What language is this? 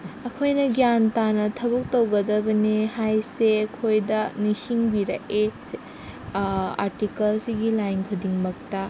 Manipuri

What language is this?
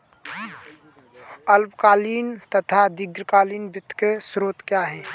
Hindi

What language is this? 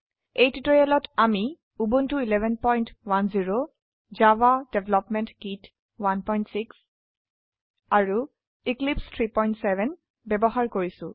Assamese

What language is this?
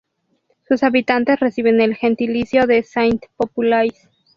Spanish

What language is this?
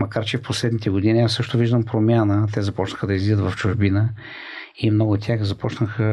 Bulgarian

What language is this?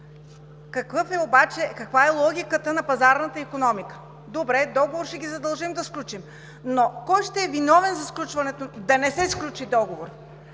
Bulgarian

